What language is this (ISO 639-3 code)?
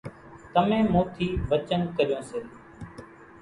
gjk